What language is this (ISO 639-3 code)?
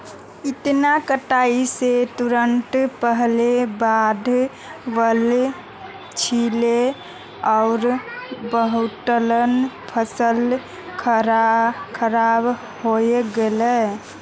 mag